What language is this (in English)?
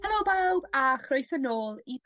Welsh